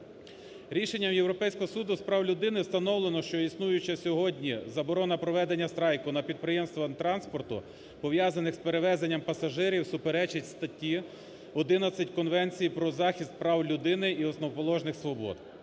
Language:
Ukrainian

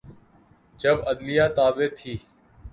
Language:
Urdu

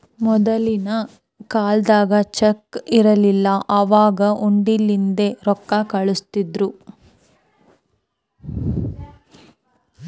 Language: Kannada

